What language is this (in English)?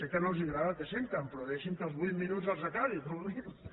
Catalan